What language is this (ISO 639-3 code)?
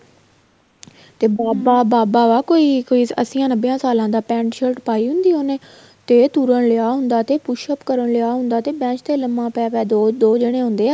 pan